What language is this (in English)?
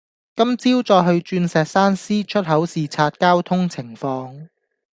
Cantonese